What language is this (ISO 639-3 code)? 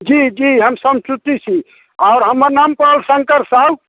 mai